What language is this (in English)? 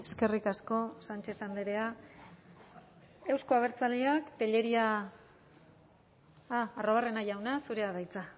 Basque